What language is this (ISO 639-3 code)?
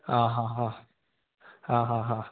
mal